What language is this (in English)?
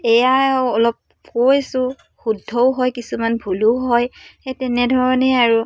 Assamese